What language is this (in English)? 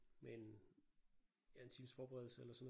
Danish